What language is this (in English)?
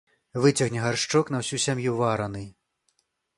Belarusian